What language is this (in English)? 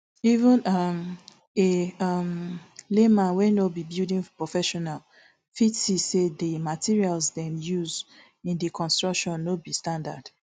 Nigerian Pidgin